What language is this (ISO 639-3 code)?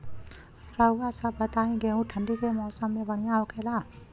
bho